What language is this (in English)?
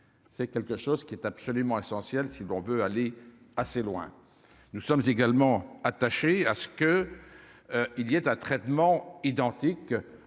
French